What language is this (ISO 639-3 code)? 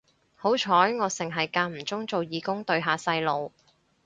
yue